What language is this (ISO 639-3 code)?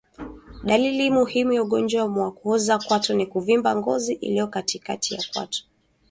swa